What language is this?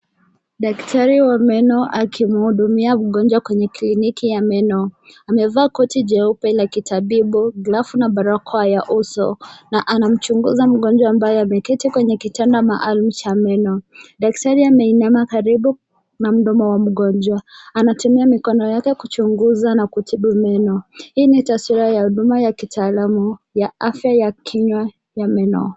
Swahili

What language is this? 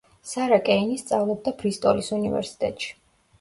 Georgian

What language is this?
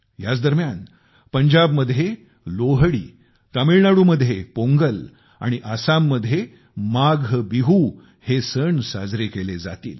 Marathi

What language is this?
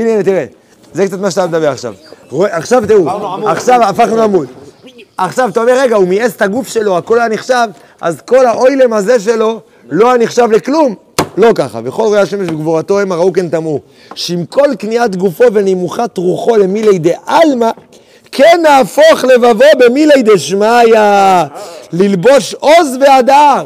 Hebrew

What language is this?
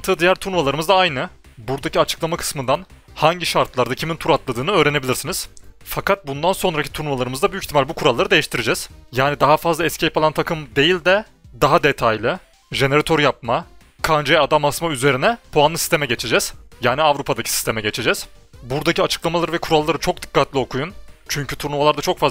Turkish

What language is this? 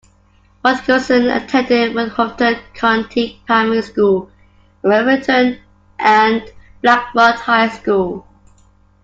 English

